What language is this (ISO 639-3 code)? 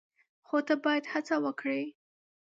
pus